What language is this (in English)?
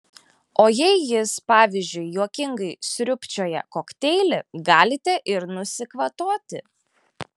Lithuanian